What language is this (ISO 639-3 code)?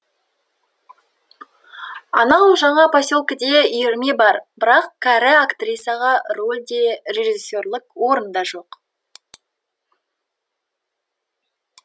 kaz